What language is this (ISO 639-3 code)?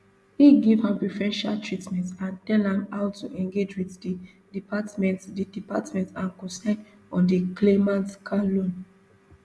pcm